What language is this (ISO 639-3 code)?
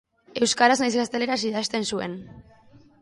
eus